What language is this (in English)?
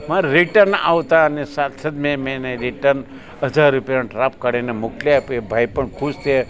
Gujarati